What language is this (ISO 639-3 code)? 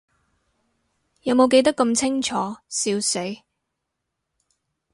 yue